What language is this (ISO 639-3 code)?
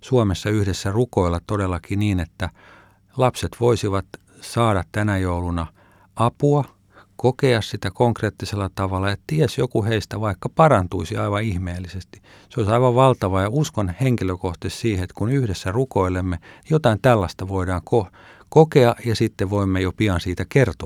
fin